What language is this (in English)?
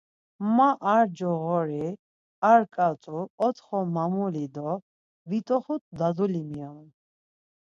Laz